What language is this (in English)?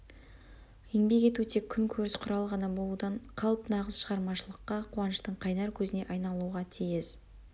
Kazakh